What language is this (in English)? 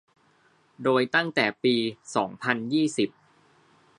Thai